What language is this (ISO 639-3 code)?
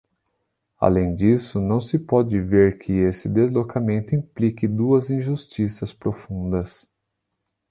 por